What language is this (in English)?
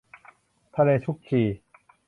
Thai